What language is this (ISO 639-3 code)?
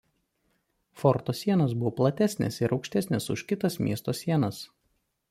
lit